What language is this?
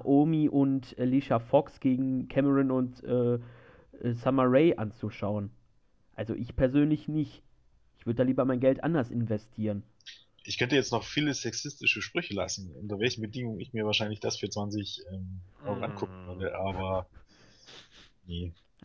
German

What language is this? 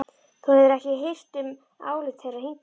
Icelandic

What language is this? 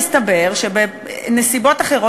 Hebrew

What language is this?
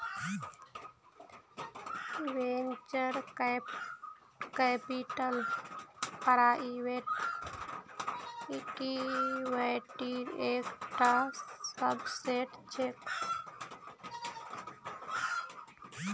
Magahi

